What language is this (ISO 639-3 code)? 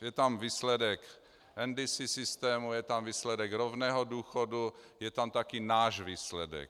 ces